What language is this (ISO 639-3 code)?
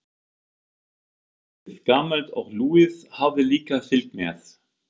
isl